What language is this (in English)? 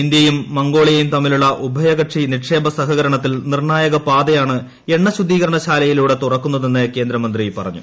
Malayalam